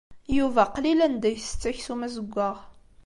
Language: Kabyle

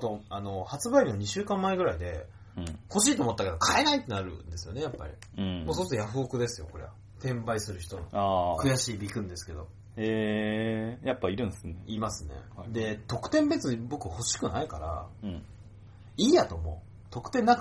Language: Japanese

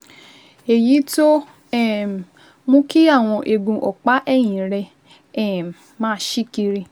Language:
Yoruba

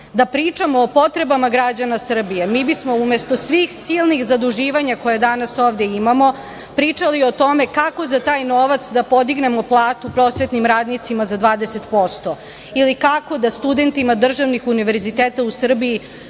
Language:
Serbian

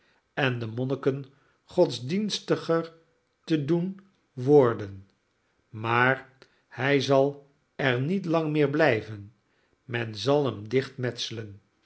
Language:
Dutch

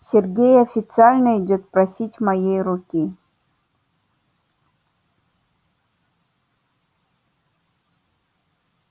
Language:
Russian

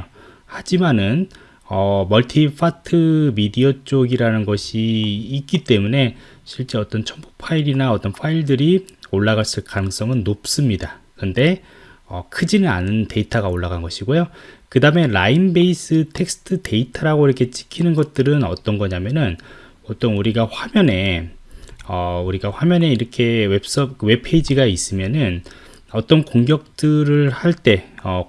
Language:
Korean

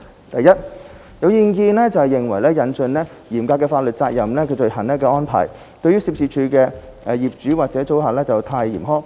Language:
Cantonese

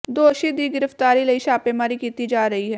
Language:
Punjabi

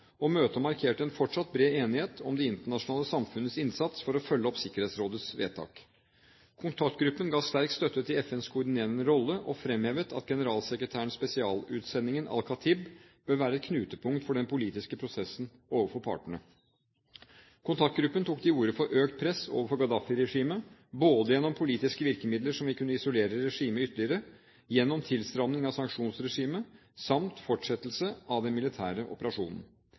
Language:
Norwegian Bokmål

